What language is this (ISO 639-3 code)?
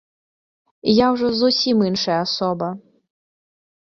bel